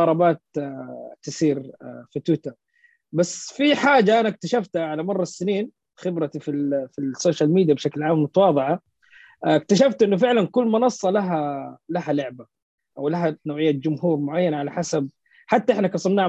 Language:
Arabic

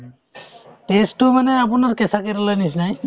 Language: Assamese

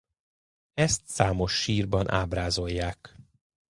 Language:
Hungarian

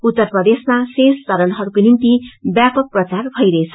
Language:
Nepali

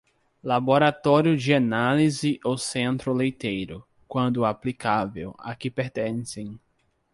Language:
Portuguese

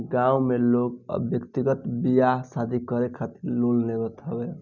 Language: Bhojpuri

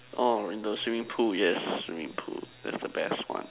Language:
English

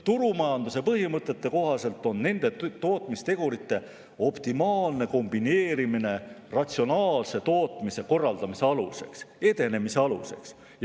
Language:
Estonian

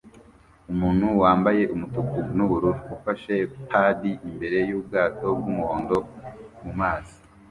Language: Kinyarwanda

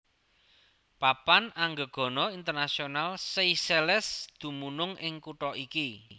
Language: Javanese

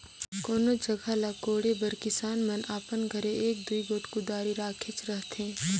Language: Chhattisgarhi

